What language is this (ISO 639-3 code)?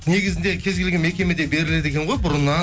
kaz